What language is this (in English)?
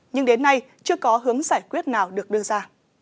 Vietnamese